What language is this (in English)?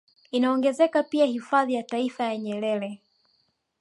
Swahili